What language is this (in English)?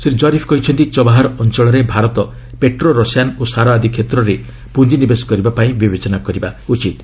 Odia